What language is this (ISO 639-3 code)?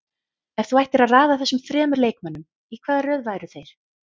isl